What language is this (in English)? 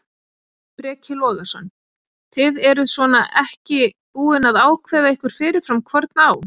Icelandic